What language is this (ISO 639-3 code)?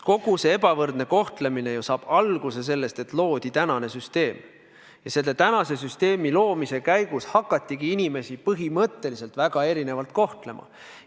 est